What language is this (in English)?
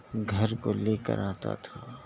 Urdu